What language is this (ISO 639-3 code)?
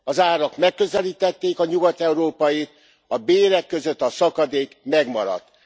hun